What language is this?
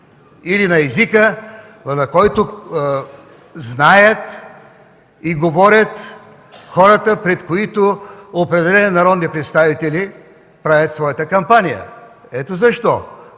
Bulgarian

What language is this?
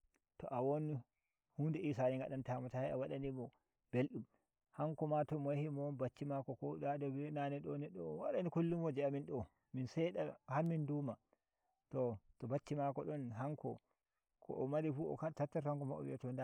Nigerian Fulfulde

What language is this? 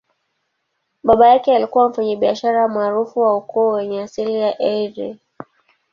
Swahili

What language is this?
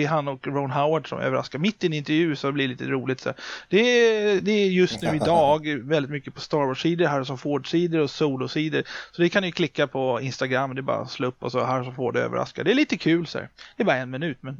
Swedish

